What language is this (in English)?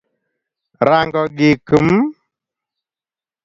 Luo (Kenya and Tanzania)